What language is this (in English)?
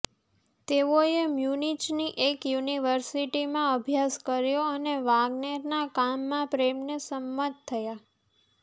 Gujarati